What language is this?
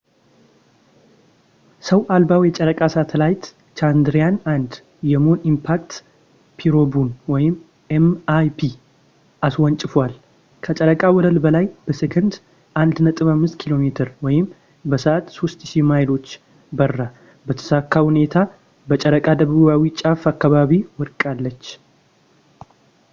Amharic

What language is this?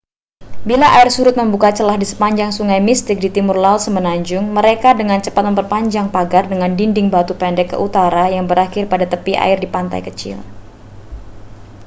Indonesian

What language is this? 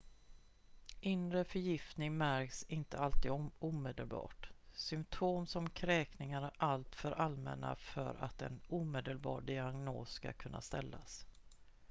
Swedish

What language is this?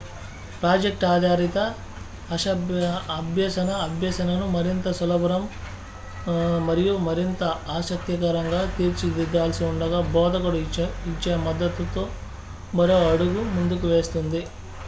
Telugu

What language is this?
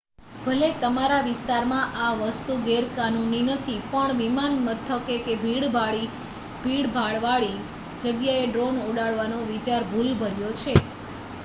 Gujarati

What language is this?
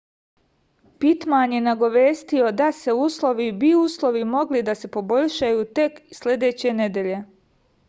Serbian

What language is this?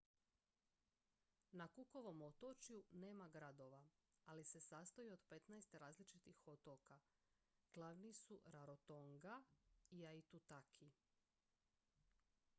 Croatian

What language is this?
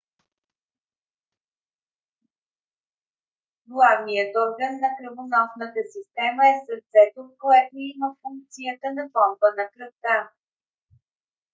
Bulgarian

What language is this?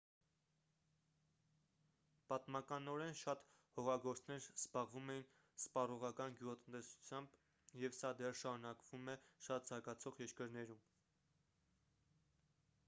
Armenian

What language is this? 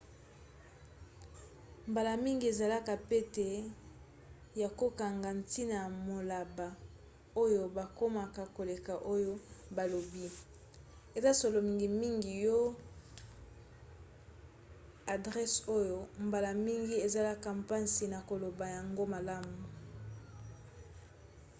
Lingala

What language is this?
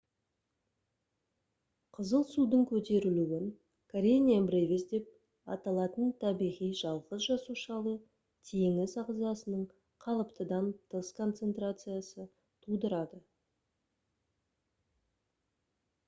Kazakh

